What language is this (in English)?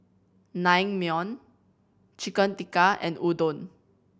English